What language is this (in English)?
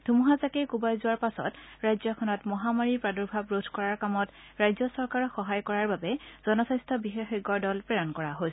Assamese